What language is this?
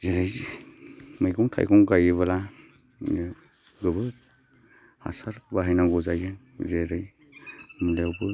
Bodo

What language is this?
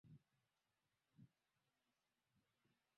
Swahili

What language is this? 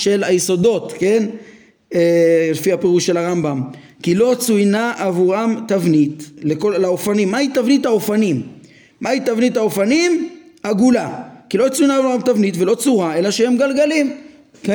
Hebrew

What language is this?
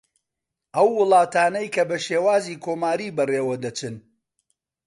Central Kurdish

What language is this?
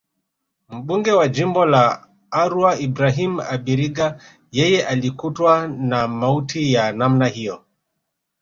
Swahili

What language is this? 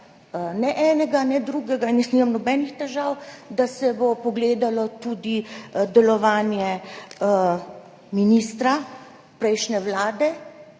Slovenian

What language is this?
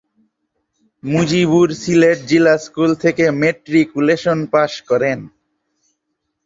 Bangla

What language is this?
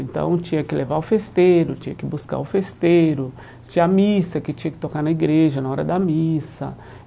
Portuguese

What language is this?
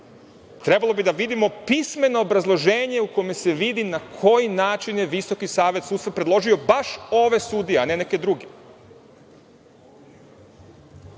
Serbian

